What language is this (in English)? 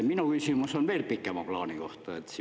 Estonian